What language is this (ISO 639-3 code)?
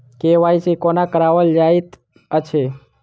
mai